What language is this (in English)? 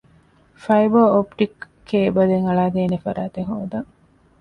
Divehi